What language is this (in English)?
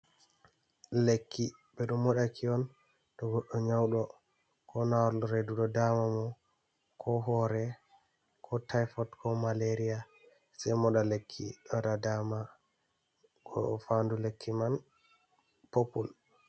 Fula